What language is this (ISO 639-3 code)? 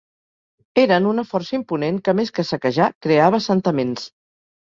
cat